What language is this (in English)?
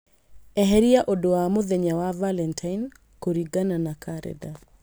Kikuyu